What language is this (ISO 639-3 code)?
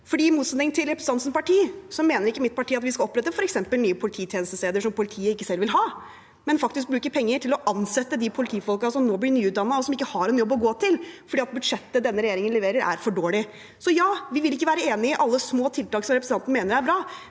nor